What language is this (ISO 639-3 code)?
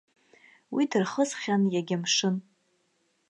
abk